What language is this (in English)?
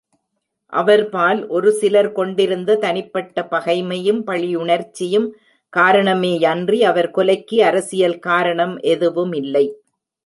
Tamil